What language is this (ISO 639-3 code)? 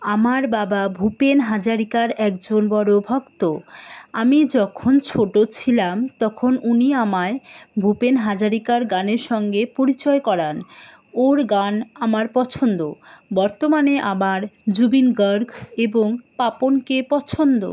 ben